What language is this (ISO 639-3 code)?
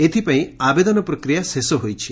ori